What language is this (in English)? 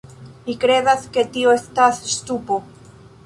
Esperanto